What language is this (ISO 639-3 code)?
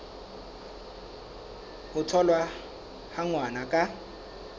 sot